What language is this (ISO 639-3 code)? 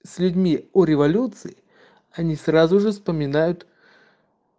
rus